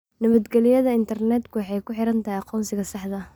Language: Somali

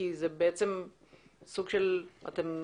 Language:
Hebrew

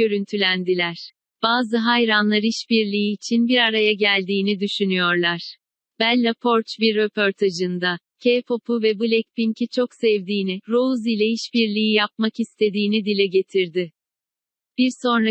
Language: Turkish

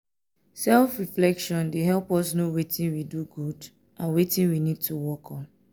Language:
Nigerian Pidgin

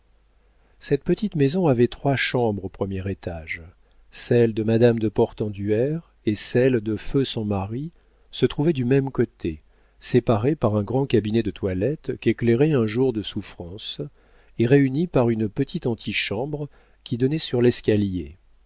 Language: French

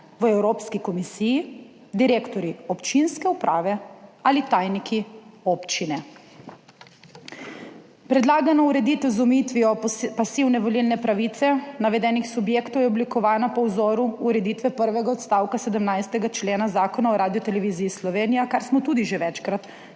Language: Slovenian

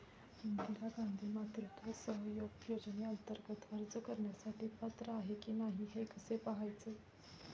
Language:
Marathi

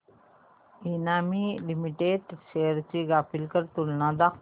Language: Marathi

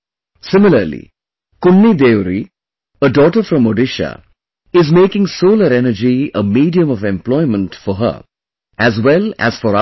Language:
English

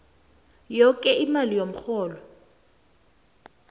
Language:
South Ndebele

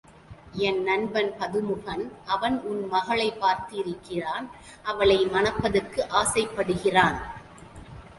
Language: Tamil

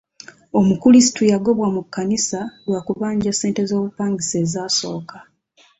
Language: Ganda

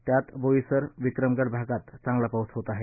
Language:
Marathi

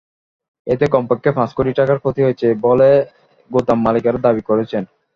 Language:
Bangla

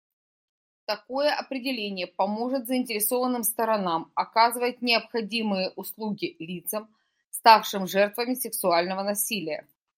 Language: Russian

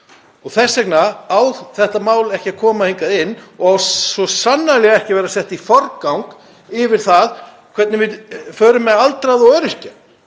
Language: Icelandic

